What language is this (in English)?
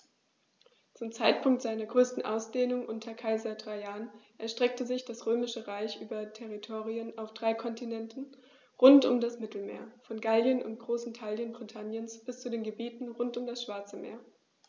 German